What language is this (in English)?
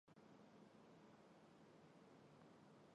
Chinese